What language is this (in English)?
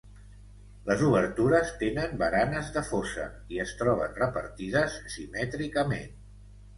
Catalan